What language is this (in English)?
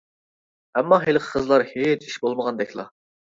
Uyghur